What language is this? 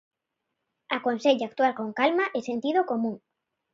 Galician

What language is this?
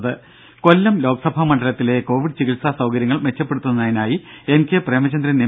Malayalam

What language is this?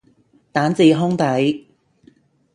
Cantonese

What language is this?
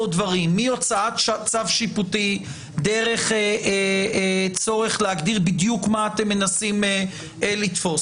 Hebrew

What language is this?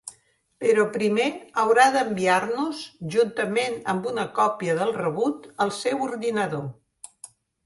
Catalan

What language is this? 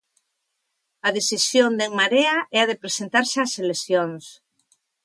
Galician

